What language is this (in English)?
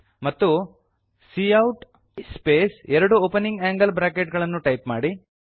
Kannada